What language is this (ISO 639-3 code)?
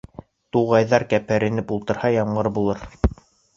bak